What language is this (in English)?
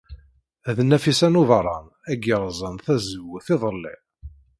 Kabyle